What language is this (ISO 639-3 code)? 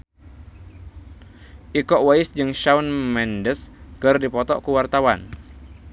sun